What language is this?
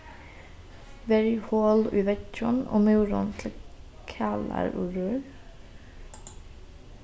Faroese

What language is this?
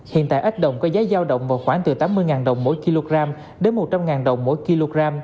Vietnamese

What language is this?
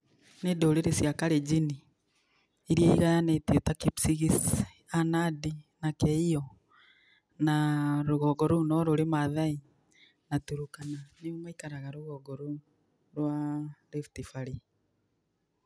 Kikuyu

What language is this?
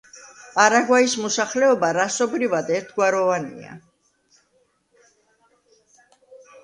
Georgian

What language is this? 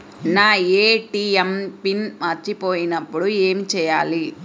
Telugu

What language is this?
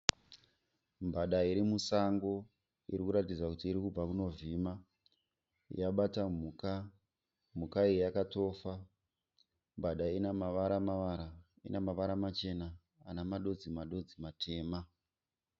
Shona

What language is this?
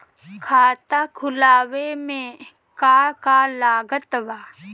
Bhojpuri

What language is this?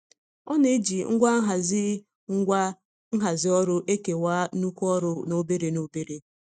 Igbo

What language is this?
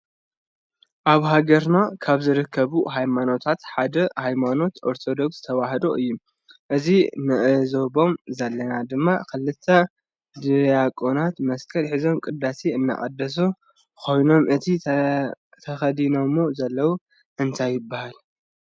Tigrinya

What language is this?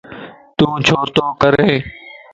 Lasi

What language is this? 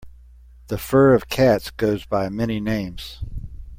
English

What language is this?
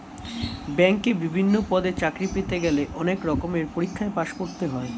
Bangla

